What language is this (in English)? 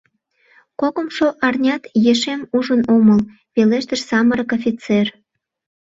Mari